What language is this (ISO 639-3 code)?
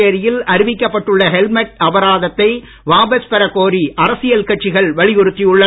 tam